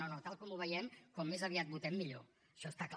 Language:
Catalan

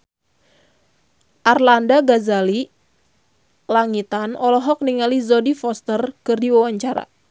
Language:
Sundanese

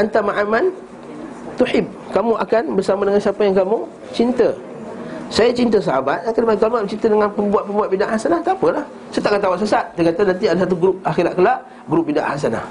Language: Malay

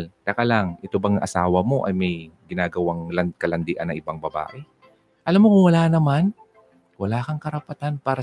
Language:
Filipino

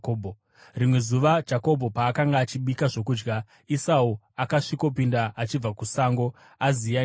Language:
Shona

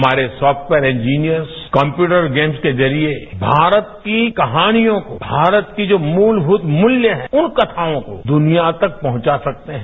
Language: Hindi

